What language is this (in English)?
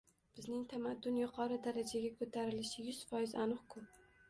Uzbek